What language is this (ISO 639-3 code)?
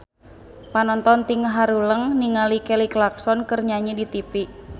sun